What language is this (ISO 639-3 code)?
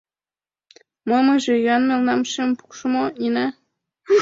chm